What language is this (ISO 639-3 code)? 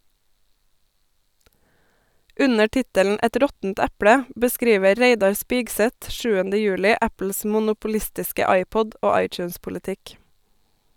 nor